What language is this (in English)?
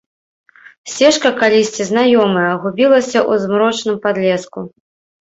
Belarusian